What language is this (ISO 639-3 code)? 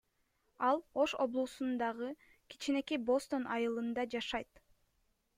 kir